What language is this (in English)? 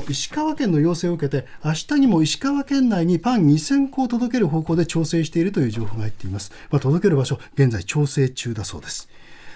Japanese